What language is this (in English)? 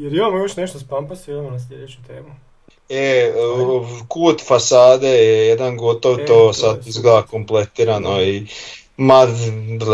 Croatian